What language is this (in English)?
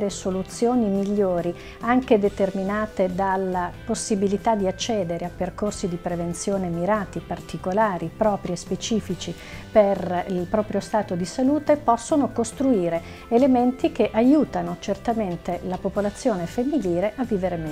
Italian